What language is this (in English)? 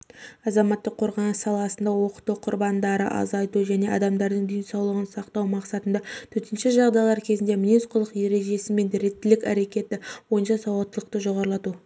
Kazakh